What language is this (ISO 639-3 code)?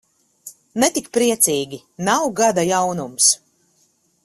lav